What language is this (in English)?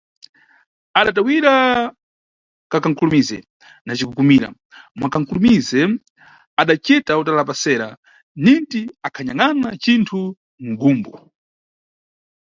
Nyungwe